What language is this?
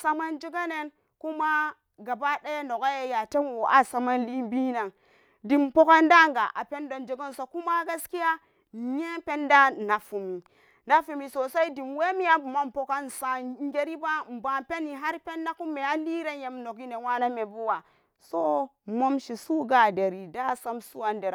Samba Daka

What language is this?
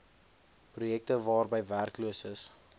Afrikaans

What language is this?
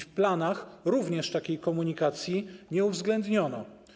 Polish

